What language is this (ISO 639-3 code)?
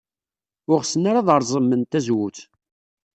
kab